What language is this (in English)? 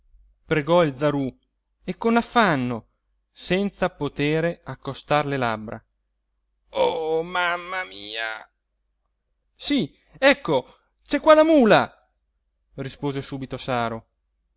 Italian